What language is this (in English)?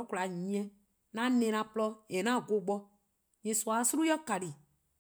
Eastern Krahn